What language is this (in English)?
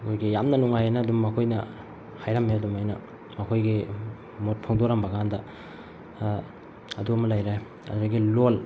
Manipuri